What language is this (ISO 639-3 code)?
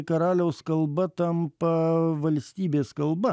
lit